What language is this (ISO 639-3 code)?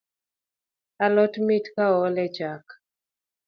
luo